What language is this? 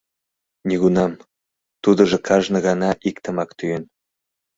Mari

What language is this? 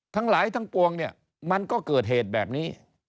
Thai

